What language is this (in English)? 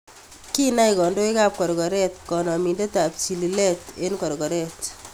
Kalenjin